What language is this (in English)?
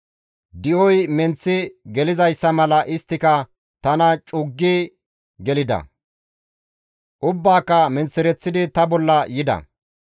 Gamo